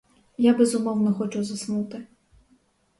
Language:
Ukrainian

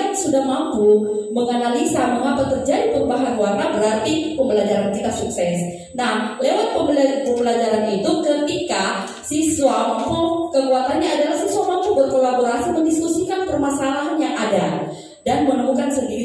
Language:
Indonesian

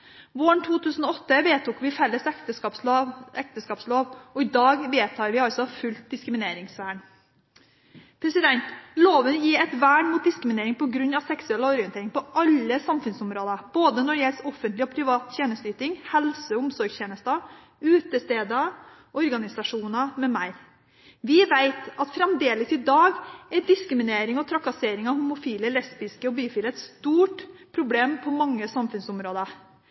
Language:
Norwegian Bokmål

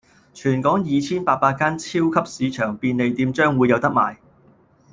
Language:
Cantonese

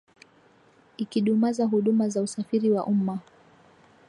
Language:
Swahili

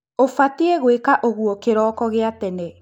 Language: Kikuyu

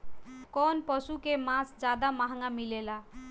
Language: Bhojpuri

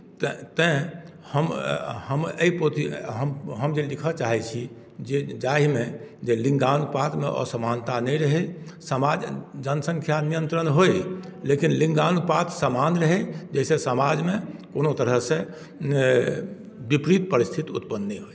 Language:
Maithili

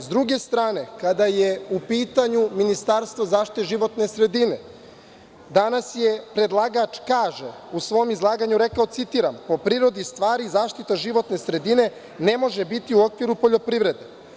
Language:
Serbian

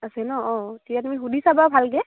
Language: Assamese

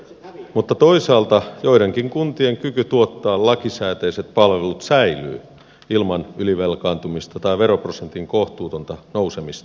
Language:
Finnish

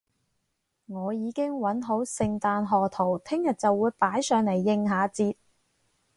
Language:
Cantonese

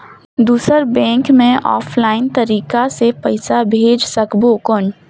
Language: Chhattisgarhi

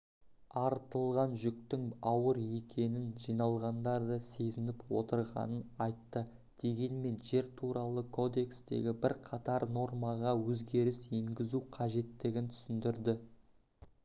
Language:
Kazakh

